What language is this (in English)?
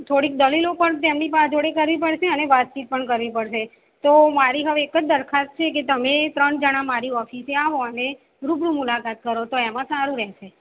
Gujarati